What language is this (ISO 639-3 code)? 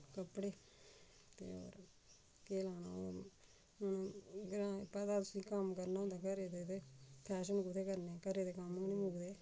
doi